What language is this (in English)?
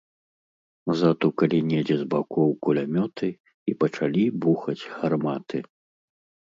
Belarusian